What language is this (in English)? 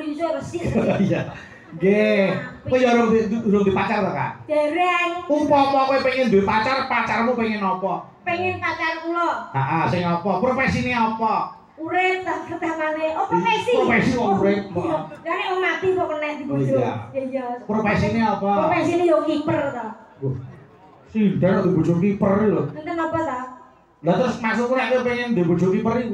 Indonesian